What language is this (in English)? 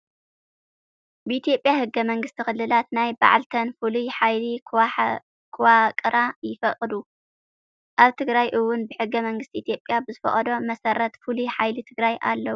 Tigrinya